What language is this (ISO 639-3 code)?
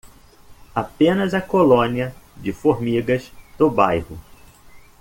por